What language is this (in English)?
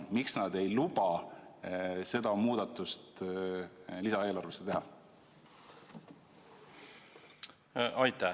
Estonian